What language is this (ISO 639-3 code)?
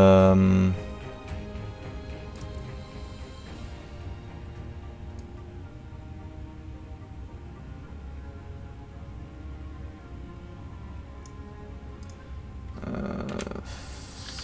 deu